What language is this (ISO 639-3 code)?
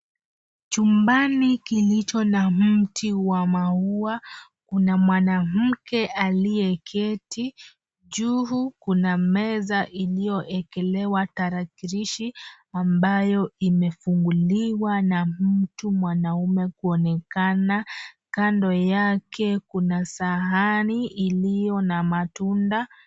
swa